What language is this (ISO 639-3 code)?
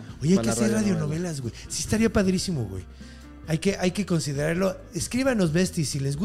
spa